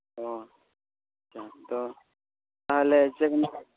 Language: Santali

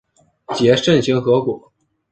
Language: Chinese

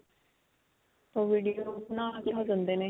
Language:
Punjabi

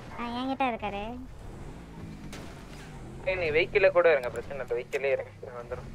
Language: Romanian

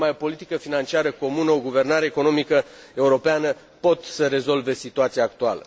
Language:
Romanian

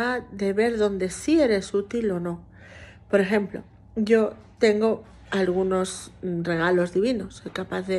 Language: Spanish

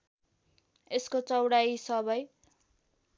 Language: Nepali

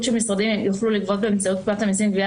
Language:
Hebrew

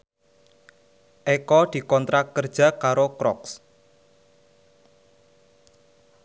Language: Javanese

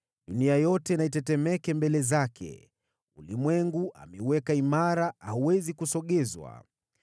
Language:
Swahili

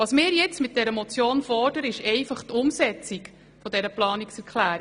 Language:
Swiss German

